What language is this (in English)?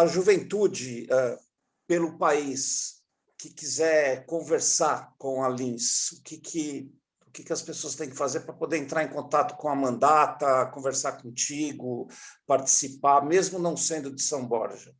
Portuguese